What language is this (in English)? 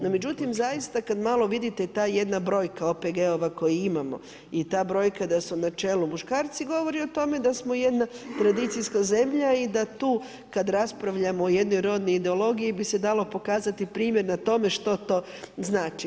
Croatian